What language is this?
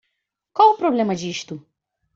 Portuguese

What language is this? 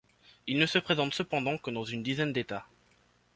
French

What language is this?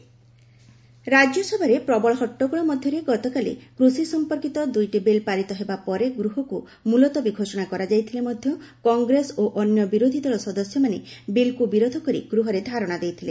Odia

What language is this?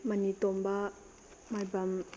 Manipuri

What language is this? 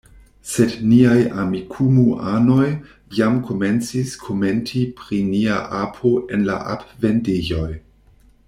Esperanto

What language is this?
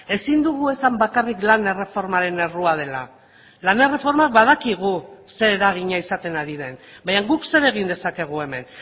Basque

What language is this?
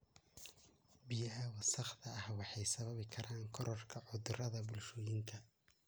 Somali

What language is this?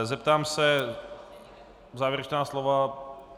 Czech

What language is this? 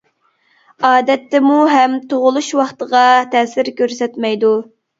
Uyghur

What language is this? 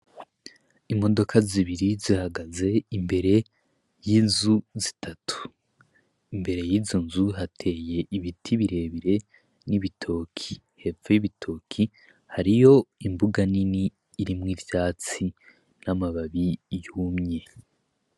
Rundi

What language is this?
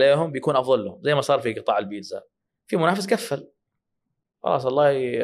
Arabic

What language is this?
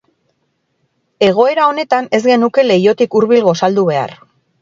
Basque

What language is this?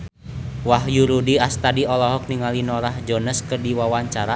Sundanese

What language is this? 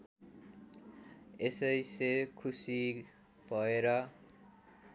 Nepali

